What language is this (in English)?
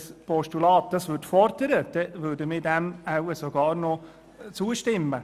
Swiss German